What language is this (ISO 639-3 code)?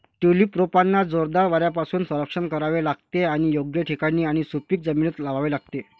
mar